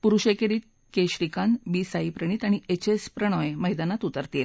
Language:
Marathi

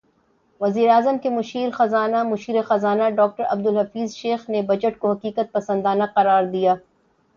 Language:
Urdu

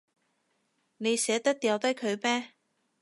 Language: Cantonese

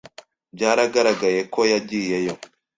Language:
Kinyarwanda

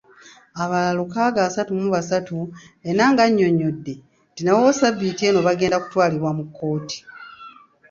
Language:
Ganda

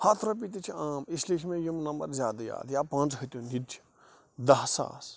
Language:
Kashmiri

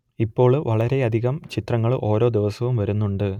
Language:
Malayalam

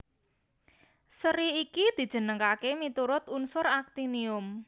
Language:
Javanese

